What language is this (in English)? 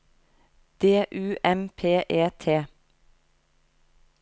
Norwegian